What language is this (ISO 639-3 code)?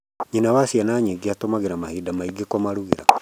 kik